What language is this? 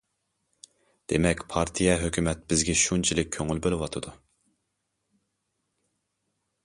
Uyghur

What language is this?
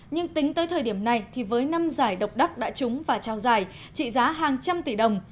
Vietnamese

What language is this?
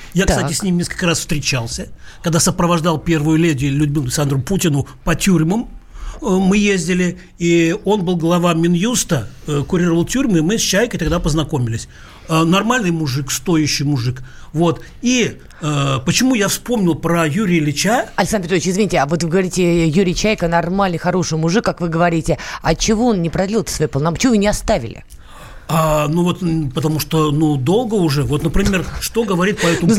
Russian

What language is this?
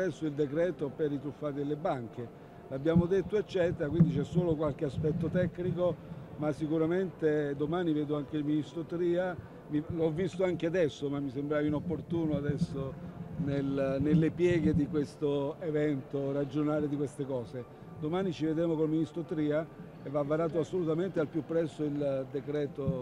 Italian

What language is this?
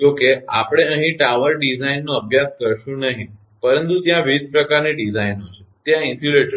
Gujarati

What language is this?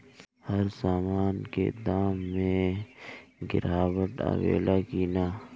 Bhojpuri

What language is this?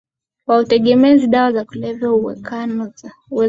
Swahili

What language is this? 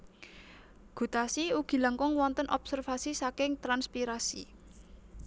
Javanese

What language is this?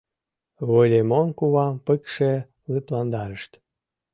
Mari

